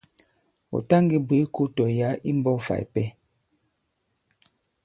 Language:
Bankon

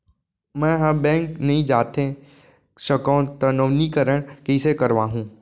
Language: Chhattisgarhi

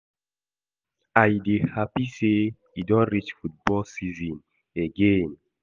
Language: Nigerian Pidgin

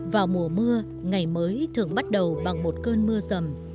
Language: Vietnamese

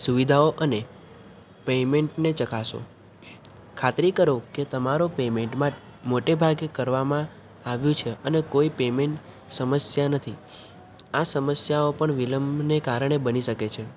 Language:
Gujarati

